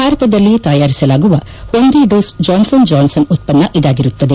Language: Kannada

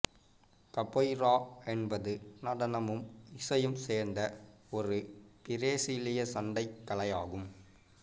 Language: Tamil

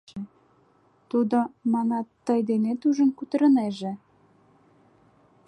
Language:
Mari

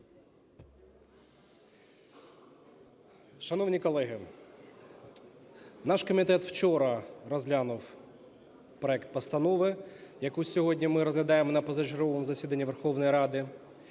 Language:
Ukrainian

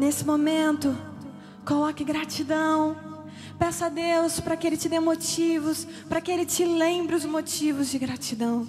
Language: Portuguese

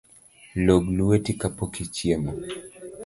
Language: Luo (Kenya and Tanzania)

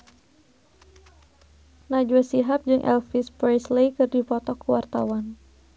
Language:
Sundanese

